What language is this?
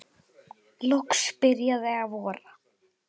Icelandic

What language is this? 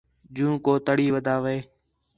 Khetrani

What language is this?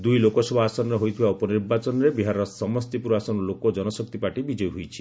Odia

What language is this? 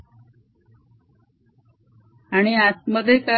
Marathi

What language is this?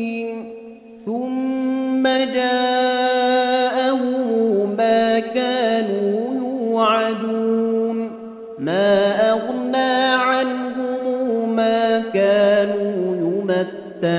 Arabic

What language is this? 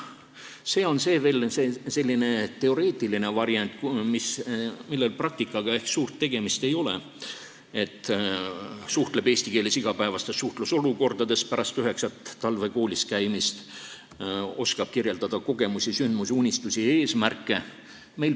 Estonian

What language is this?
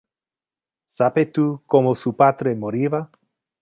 Interlingua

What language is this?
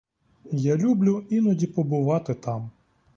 Ukrainian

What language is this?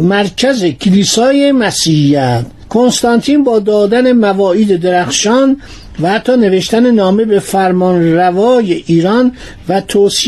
Persian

